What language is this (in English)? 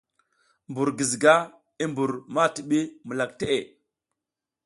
South Giziga